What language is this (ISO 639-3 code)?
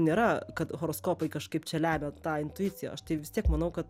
lit